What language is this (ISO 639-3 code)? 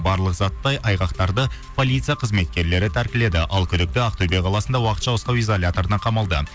kaz